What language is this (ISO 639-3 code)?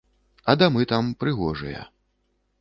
bel